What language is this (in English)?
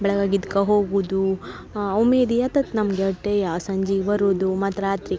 Kannada